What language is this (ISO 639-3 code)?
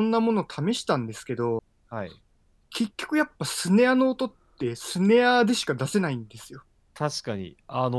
jpn